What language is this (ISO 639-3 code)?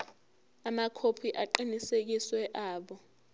zul